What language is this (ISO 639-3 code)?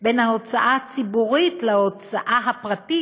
heb